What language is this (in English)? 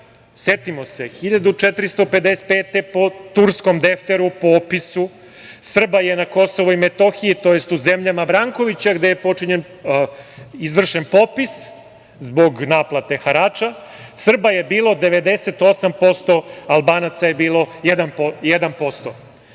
Serbian